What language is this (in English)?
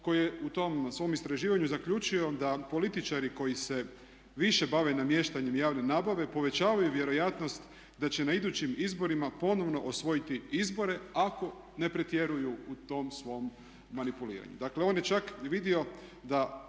Croatian